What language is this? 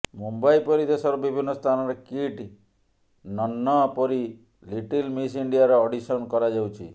Odia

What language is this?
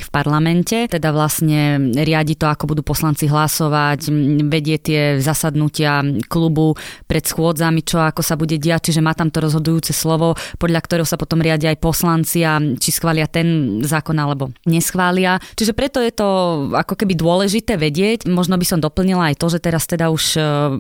Slovak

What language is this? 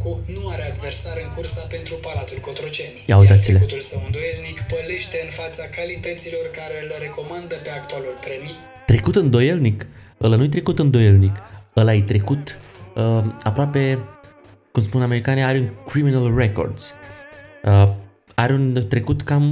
Romanian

